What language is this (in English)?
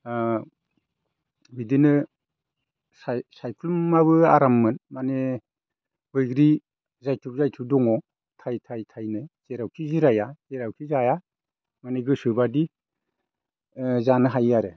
Bodo